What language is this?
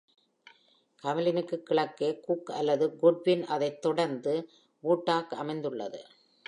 Tamil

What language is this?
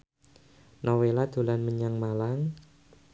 Javanese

